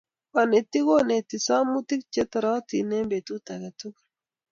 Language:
Kalenjin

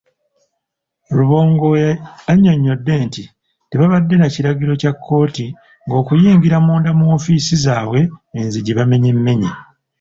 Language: Ganda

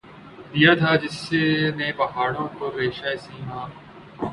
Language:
Urdu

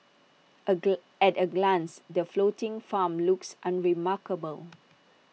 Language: English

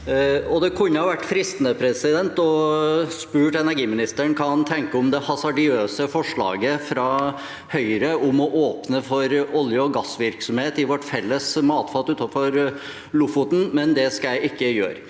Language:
Norwegian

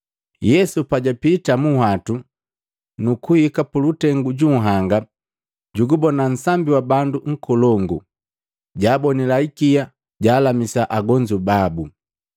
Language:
Matengo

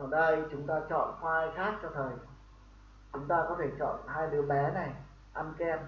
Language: Vietnamese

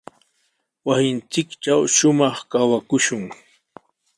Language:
Sihuas Ancash Quechua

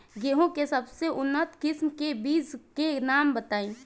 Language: Bhojpuri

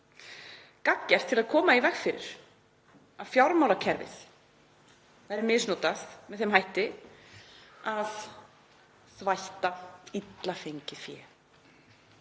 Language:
Icelandic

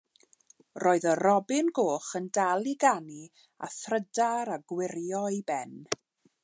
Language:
Welsh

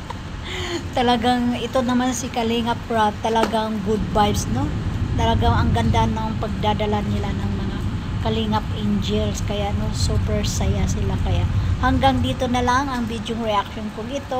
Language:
Filipino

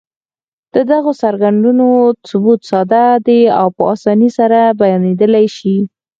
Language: Pashto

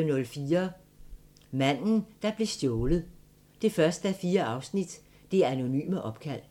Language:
Danish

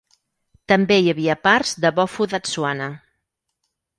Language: Catalan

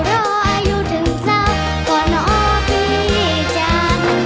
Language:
Thai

